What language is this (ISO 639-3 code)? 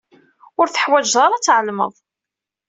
kab